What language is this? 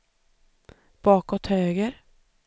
Swedish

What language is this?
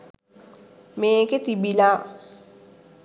Sinhala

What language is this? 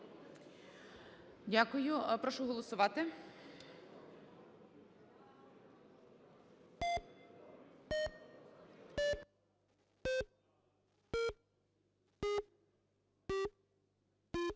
Ukrainian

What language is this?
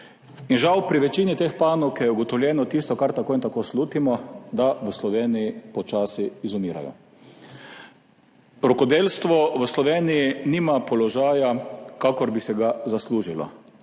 Slovenian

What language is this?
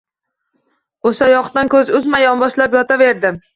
Uzbek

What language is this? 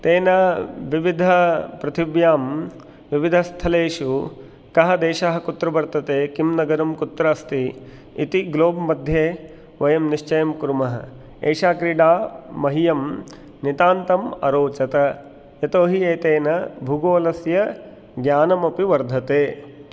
Sanskrit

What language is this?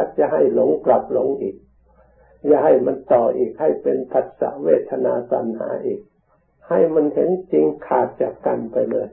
Thai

